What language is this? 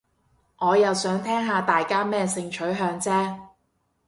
Cantonese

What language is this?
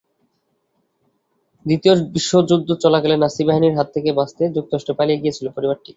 Bangla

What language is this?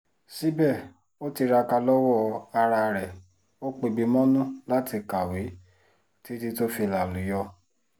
Yoruba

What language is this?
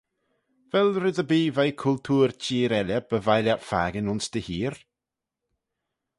Manx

